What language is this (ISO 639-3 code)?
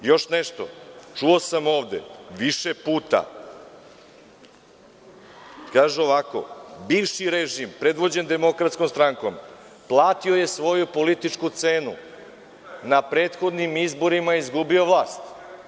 srp